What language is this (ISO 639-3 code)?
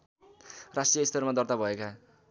nep